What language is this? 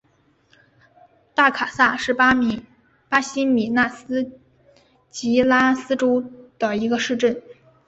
Chinese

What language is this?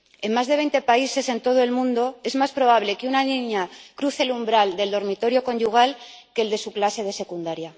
Spanish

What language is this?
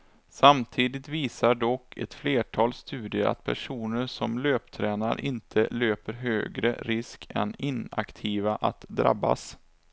Swedish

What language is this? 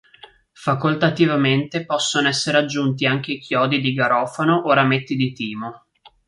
Italian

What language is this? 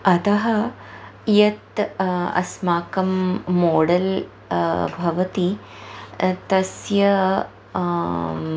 Sanskrit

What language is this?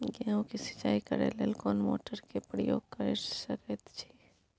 Maithili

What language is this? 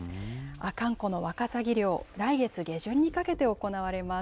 Japanese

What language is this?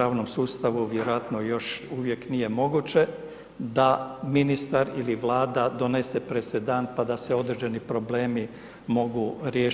Croatian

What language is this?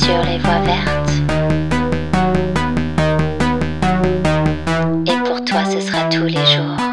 French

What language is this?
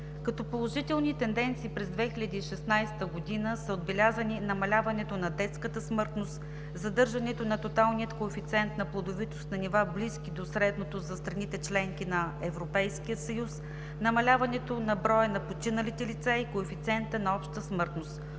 Bulgarian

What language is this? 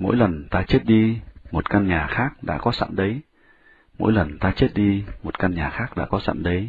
Vietnamese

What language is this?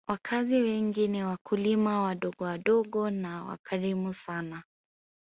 Swahili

